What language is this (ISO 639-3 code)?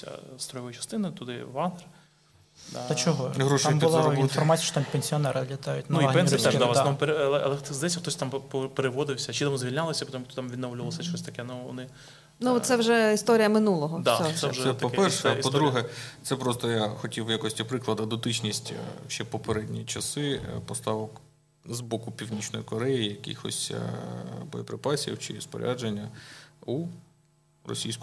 ukr